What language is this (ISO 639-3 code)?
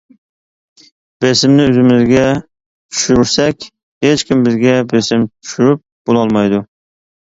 uig